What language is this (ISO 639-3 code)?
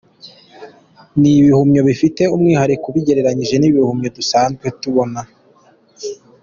kin